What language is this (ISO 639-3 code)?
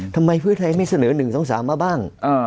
tha